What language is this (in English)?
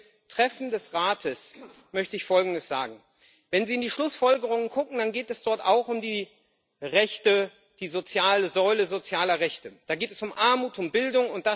German